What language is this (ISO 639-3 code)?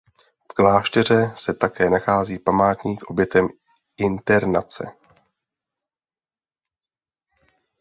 ces